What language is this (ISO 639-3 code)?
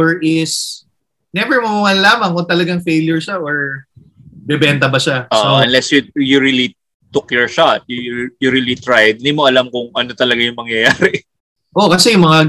fil